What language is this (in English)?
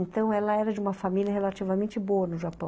Portuguese